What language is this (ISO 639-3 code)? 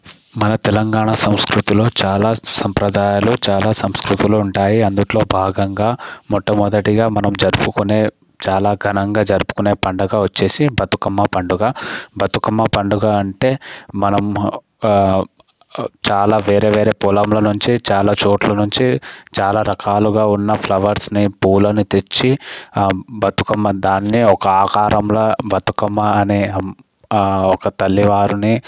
tel